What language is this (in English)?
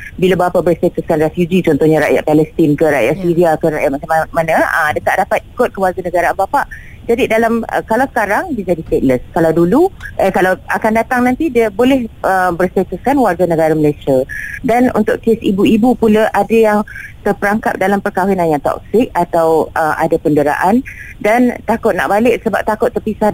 Malay